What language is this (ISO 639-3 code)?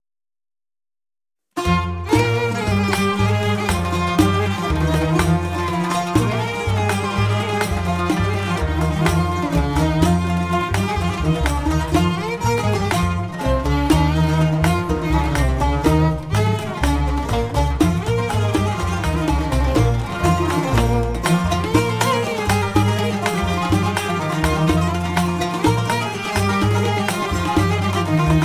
ara